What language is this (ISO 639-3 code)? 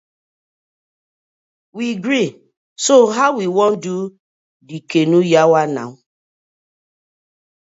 pcm